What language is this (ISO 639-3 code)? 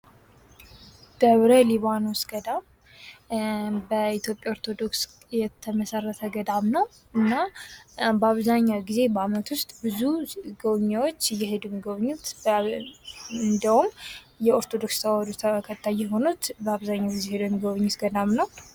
amh